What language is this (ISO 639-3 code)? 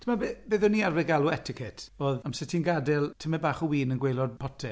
cym